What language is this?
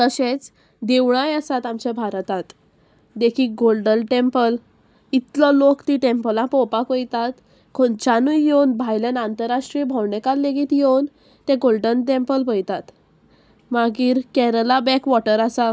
Konkani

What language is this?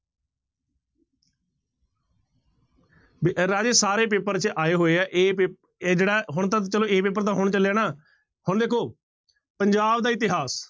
Punjabi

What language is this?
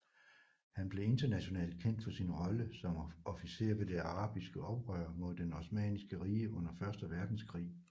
Danish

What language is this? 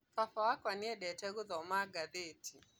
Kikuyu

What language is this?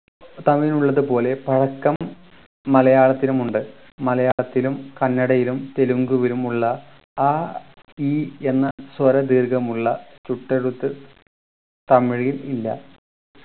Malayalam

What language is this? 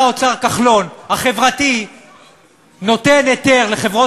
Hebrew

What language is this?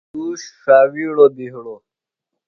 Phalura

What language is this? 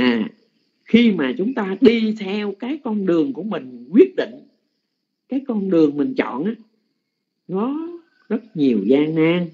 Vietnamese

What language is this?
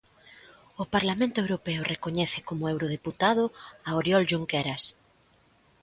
Galician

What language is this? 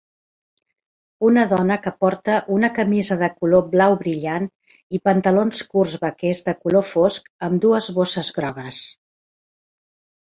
Catalan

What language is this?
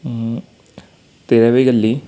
Marathi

